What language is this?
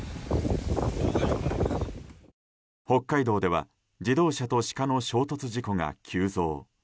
Japanese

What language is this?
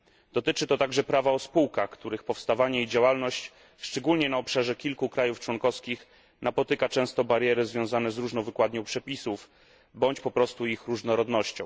Polish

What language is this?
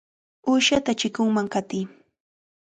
Cajatambo North Lima Quechua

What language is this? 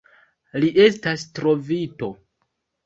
Esperanto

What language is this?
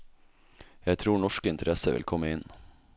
Norwegian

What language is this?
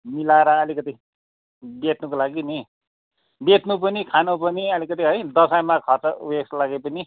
Nepali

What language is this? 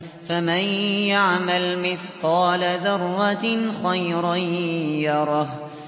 Arabic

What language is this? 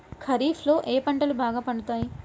Telugu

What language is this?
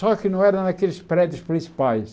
Portuguese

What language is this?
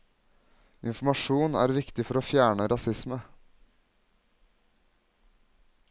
Norwegian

